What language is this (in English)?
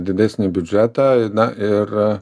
Lithuanian